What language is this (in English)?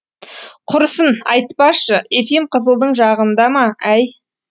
Kazakh